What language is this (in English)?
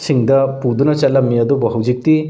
Manipuri